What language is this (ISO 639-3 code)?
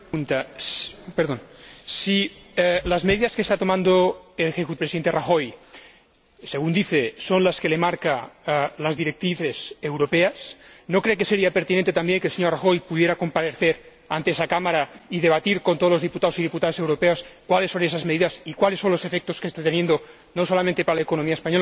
spa